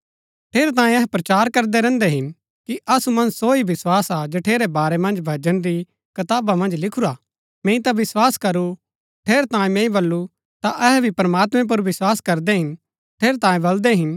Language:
Gaddi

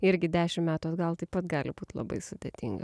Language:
Lithuanian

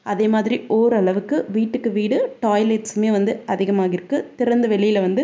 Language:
Tamil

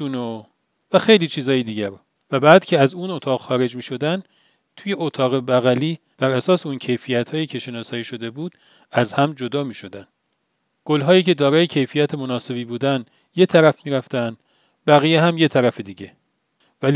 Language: Persian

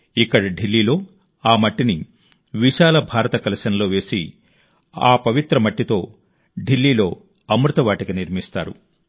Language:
Telugu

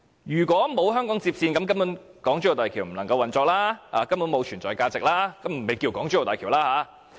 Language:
Cantonese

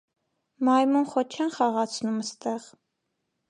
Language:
Armenian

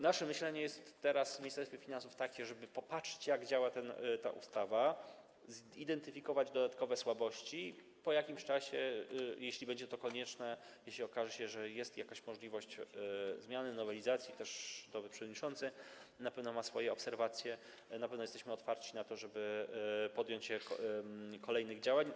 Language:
Polish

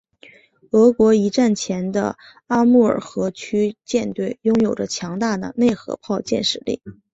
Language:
Chinese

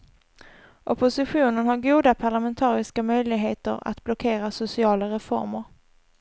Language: Swedish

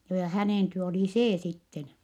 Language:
Finnish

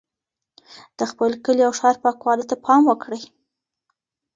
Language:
Pashto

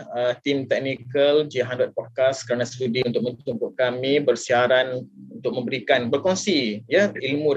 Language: Malay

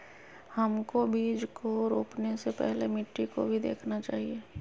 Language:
Magahi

